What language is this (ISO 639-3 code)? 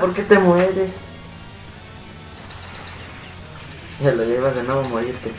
spa